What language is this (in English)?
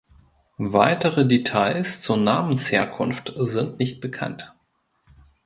German